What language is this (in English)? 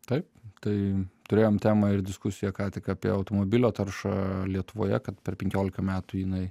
Lithuanian